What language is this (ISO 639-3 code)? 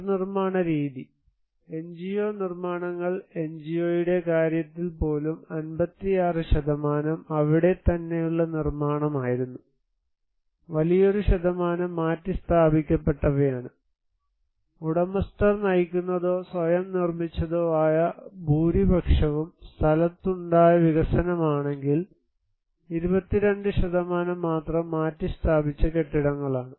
mal